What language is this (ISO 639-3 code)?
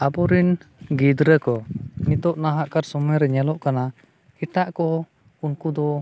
sat